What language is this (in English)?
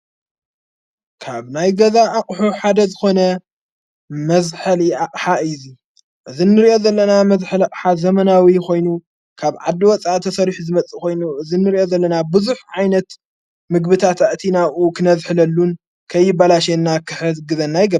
Tigrinya